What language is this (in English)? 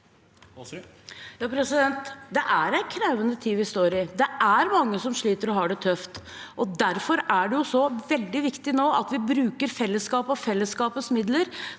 Norwegian